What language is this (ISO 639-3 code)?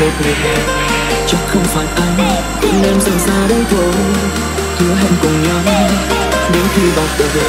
vie